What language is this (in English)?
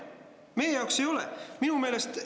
Estonian